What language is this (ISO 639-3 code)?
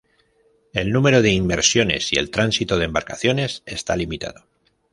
spa